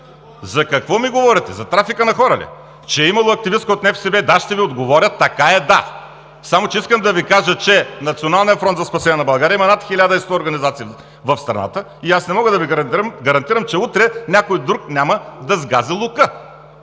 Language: Bulgarian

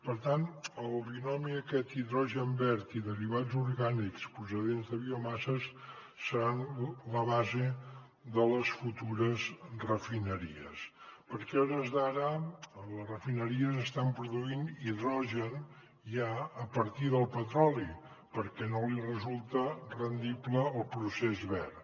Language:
Catalan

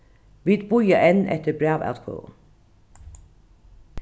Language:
Faroese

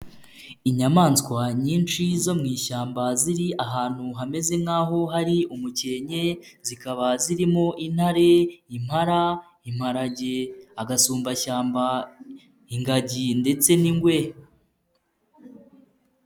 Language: Kinyarwanda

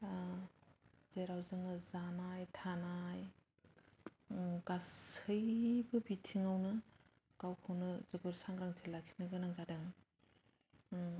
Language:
Bodo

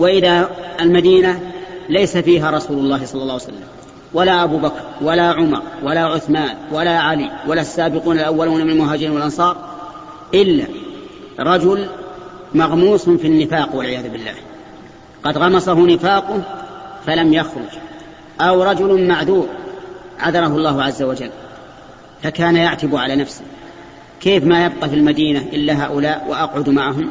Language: Arabic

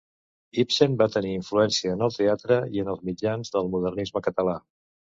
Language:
Catalan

